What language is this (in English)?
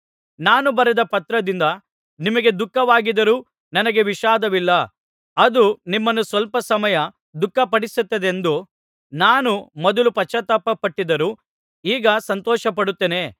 Kannada